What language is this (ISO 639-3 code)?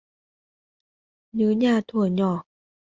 vie